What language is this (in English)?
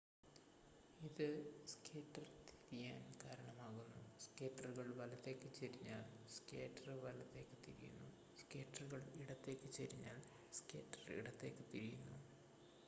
Malayalam